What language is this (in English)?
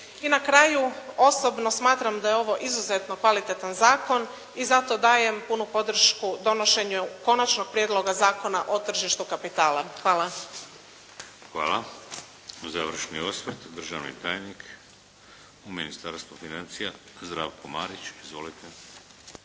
Croatian